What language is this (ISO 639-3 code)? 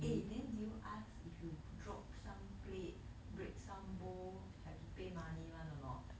eng